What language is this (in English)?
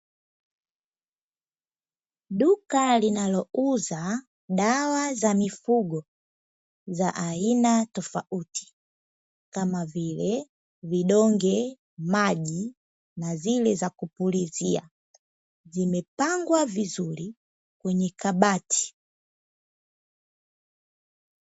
Swahili